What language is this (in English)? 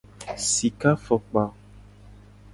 Gen